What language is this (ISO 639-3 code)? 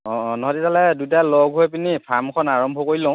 asm